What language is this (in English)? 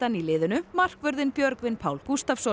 Icelandic